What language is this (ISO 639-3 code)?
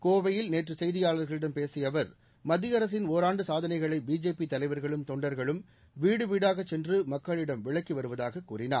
tam